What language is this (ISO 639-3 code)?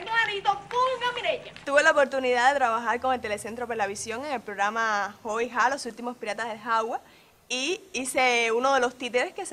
spa